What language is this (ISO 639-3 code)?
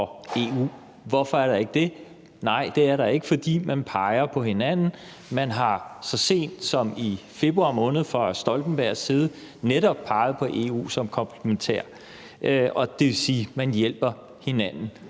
dan